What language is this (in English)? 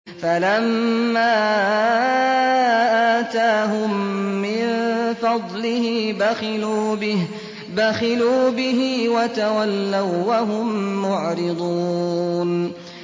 Arabic